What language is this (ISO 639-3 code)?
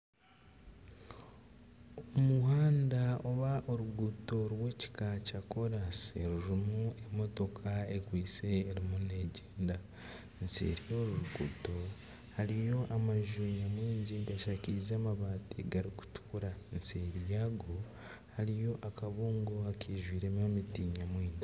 nyn